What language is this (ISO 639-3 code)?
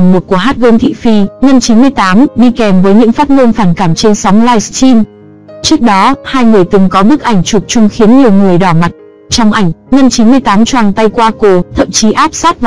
vie